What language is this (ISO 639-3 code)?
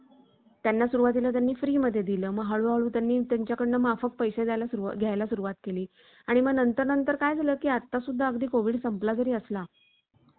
mar